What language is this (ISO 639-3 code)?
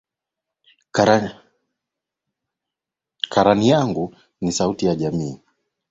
swa